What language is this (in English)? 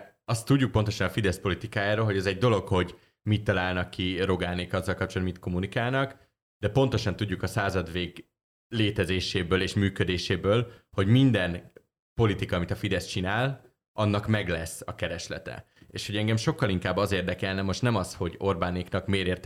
Hungarian